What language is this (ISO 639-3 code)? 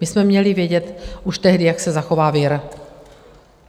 ces